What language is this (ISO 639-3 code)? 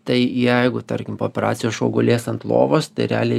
lit